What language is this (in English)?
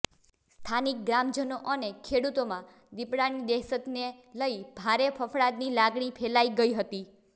Gujarati